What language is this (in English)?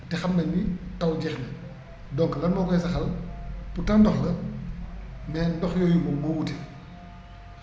Wolof